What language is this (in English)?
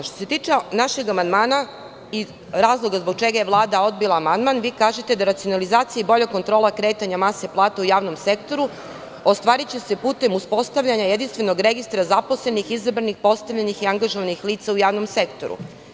Serbian